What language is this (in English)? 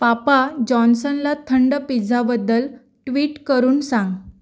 Marathi